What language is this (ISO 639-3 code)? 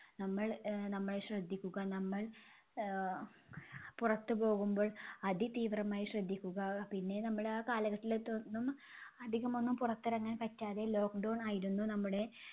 mal